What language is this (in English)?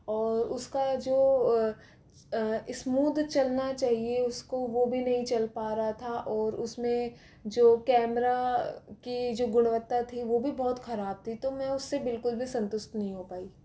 Hindi